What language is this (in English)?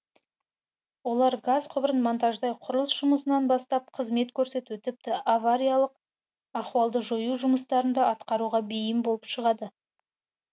Kazakh